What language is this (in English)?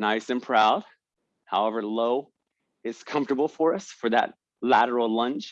English